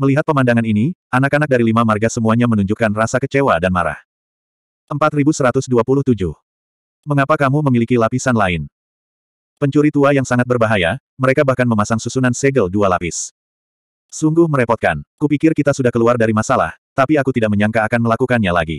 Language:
Indonesian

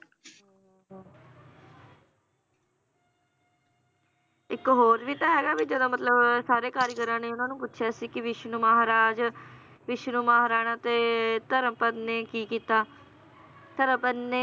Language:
Punjabi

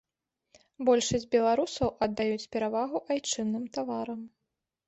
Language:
Belarusian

